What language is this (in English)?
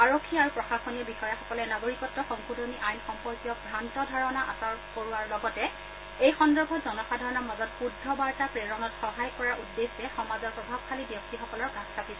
Assamese